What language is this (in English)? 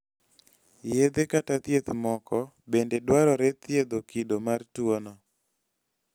Luo (Kenya and Tanzania)